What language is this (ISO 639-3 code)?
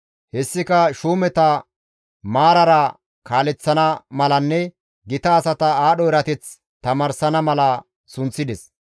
gmv